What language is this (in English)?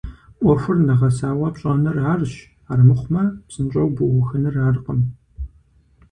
Kabardian